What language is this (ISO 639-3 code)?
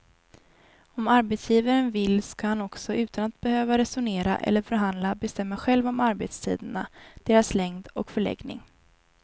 swe